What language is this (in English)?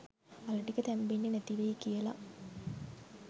Sinhala